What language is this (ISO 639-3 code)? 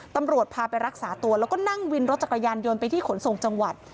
tha